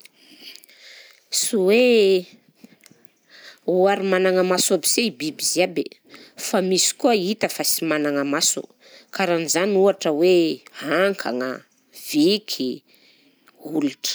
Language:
Southern Betsimisaraka Malagasy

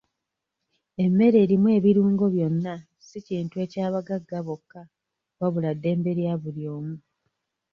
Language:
Ganda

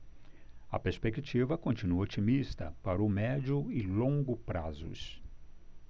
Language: Portuguese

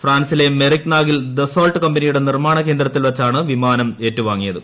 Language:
Malayalam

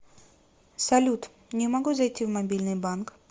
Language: Russian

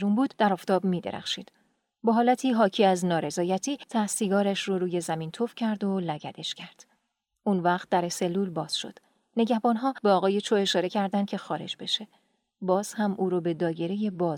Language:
Persian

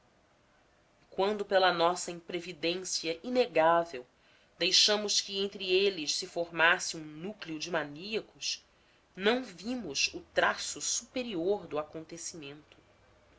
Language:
Portuguese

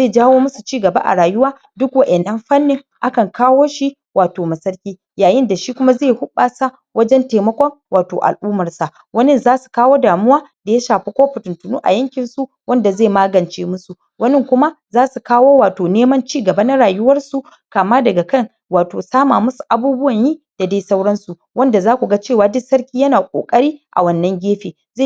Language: Hausa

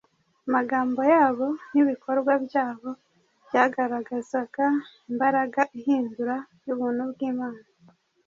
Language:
Kinyarwanda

